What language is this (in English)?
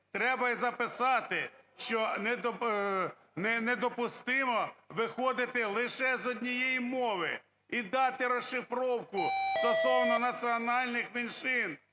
Ukrainian